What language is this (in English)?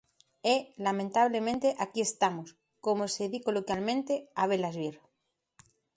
Galician